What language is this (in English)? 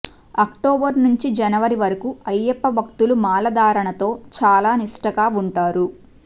Telugu